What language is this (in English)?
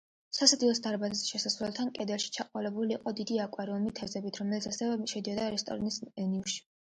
Georgian